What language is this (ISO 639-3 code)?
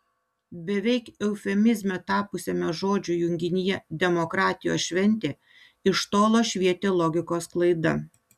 lit